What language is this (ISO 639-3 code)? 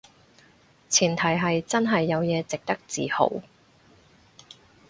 yue